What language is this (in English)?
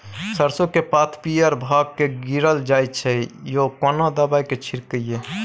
Maithili